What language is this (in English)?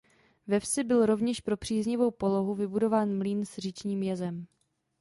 Czech